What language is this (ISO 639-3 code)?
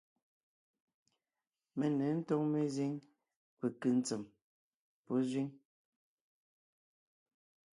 nnh